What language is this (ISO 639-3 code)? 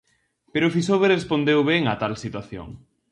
glg